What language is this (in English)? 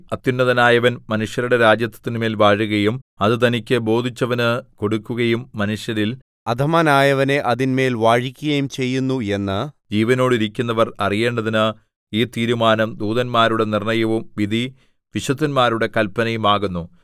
Malayalam